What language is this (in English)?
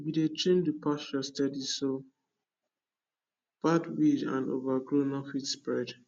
Nigerian Pidgin